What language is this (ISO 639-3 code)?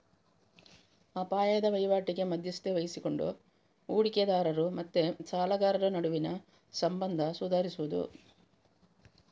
kan